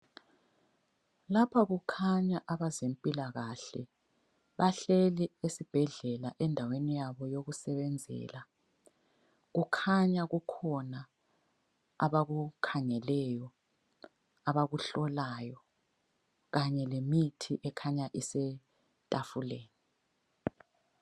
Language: North Ndebele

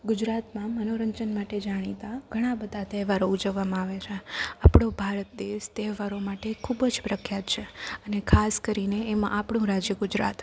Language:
Gujarati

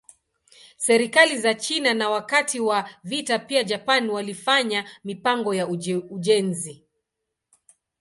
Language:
Swahili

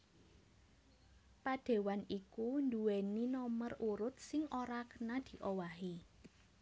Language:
Javanese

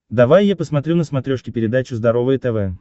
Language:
Russian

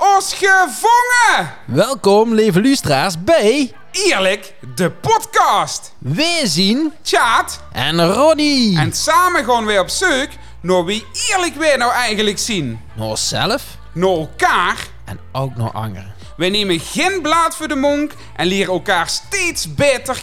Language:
Dutch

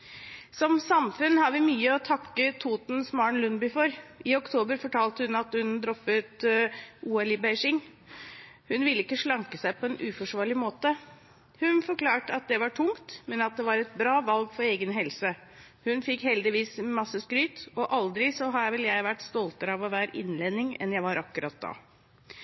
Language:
Norwegian Bokmål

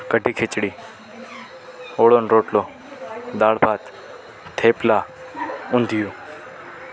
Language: Gujarati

